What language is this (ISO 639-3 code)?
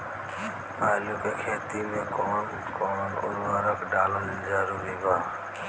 bho